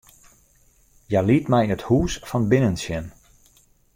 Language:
Western Frisian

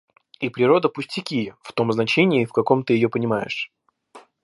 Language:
Russian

